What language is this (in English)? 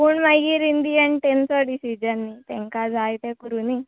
Konkani